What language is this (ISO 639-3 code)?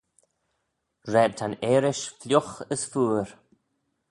glv